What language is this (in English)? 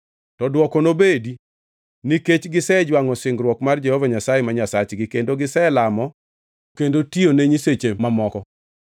Luo (Kenya and Tanzania)